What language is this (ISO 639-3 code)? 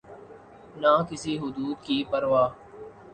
urd